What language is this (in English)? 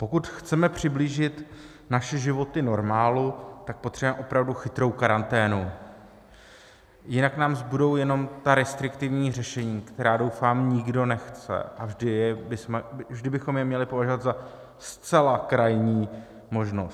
Czech